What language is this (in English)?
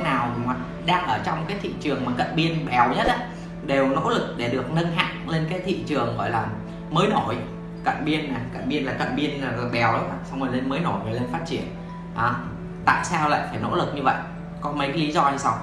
Vietnamese